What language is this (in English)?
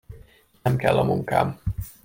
Hungarian